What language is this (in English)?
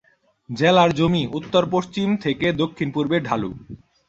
Bangla